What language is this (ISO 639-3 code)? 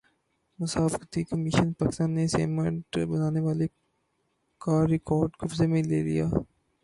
urd